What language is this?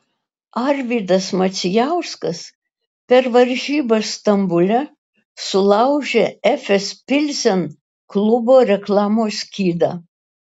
Lithuanian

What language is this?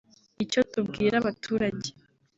Kinyarwanda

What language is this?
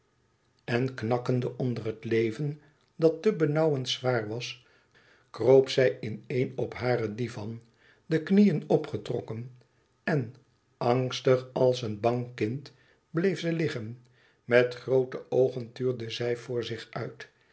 Dutch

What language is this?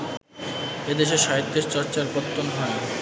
Bangla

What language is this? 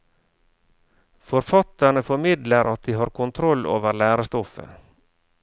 Norwegian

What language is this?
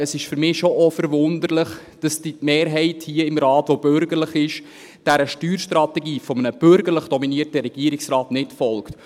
Swiss German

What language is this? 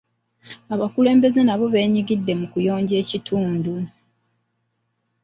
Ganda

